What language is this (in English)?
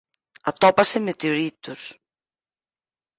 Galician